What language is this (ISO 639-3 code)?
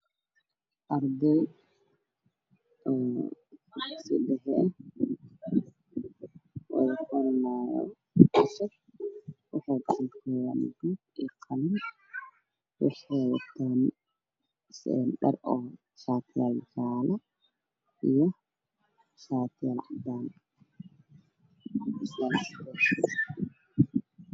som